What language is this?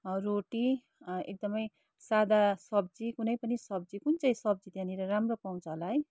Nepali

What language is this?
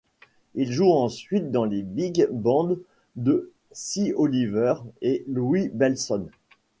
French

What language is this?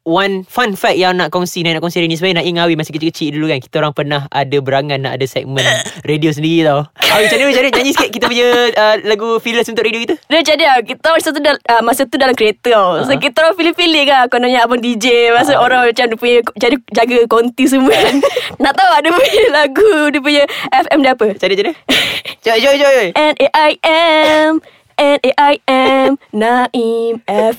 Malay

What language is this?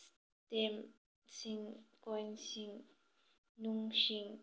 Manipuri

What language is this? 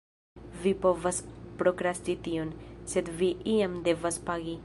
Esperanto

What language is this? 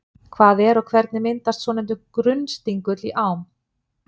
Icelandic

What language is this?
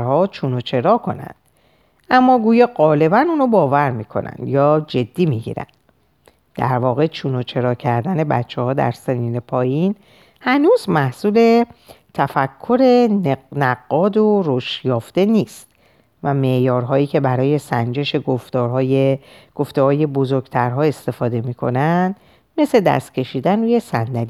Persian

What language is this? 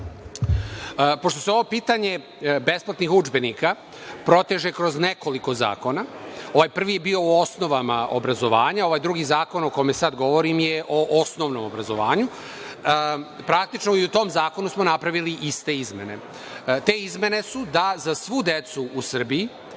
Serbian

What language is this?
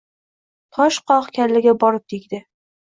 Uzbek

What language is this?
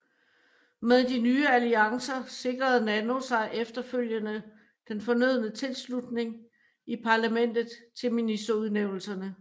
Danish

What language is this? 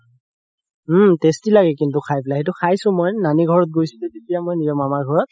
Assamese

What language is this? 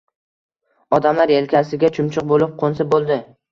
Uzbek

